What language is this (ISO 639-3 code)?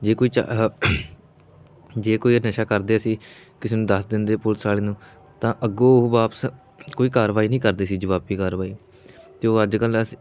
pan